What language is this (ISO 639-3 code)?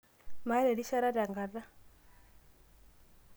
mas